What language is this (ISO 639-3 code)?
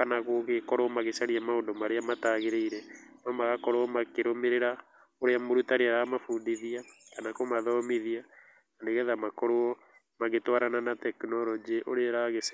kik